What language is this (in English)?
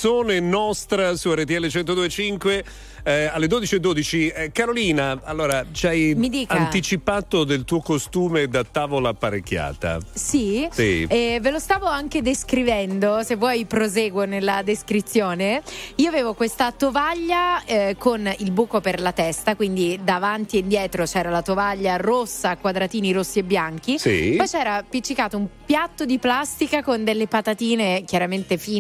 Italian